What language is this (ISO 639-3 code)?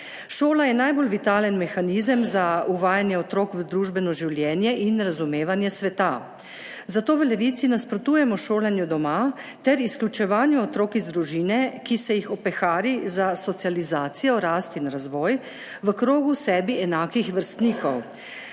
slv